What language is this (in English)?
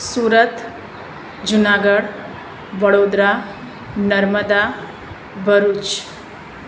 Gujarati